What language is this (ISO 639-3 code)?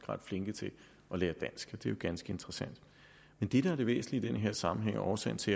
dan